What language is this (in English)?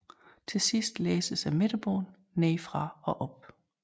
Danish